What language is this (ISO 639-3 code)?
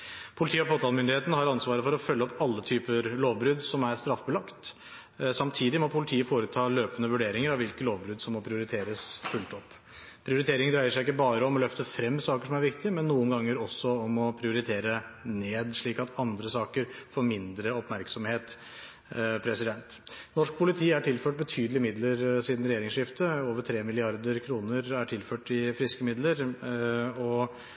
nob